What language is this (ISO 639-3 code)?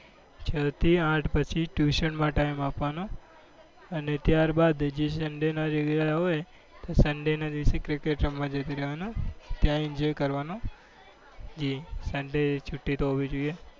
guj